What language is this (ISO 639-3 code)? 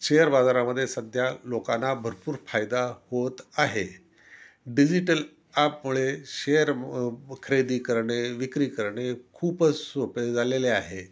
mar